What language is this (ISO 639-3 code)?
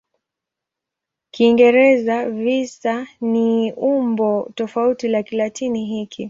swa